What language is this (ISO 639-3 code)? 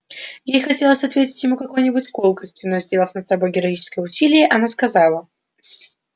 rus